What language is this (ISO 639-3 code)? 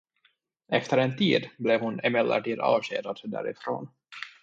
swe